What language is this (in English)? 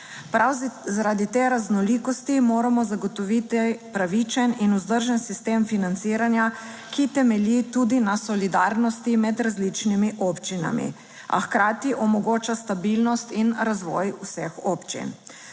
Slovenian